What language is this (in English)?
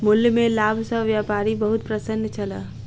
Maithili